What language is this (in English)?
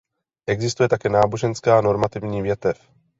Czech